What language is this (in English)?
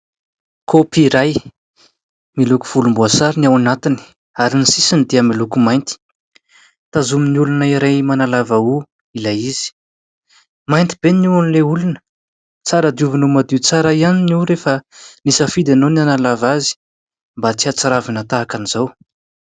Malagasy